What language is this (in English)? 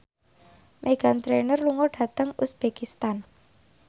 Javanese